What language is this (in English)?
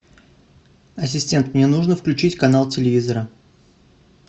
Russian